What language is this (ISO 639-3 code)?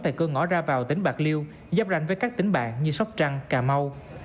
vie